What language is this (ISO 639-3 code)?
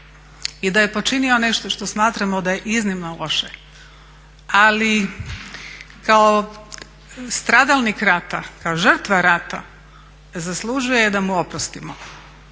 hrv